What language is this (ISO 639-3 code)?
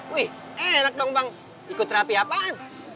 ind